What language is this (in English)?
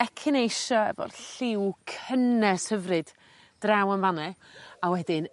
Welsh